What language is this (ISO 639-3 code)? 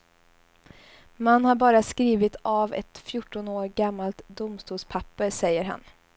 swe